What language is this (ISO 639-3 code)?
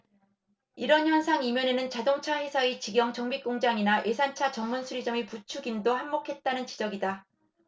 kor